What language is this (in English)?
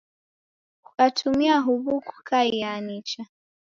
Taita